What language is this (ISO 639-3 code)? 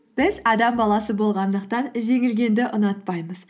kaz